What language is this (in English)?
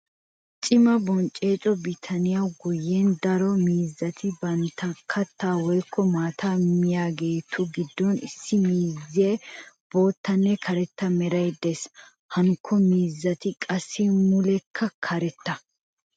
Wolaytta